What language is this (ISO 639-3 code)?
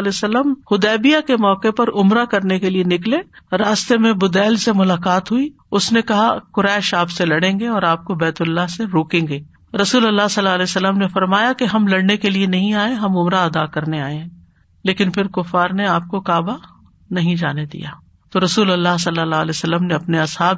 urd